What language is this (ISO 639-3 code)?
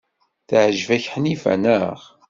kab